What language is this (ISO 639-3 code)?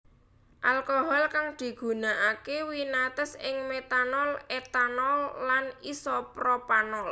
jav